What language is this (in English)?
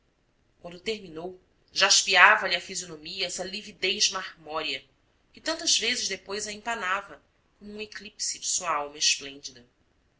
Portuguese